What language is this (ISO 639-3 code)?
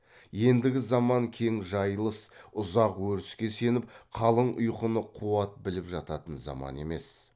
kaz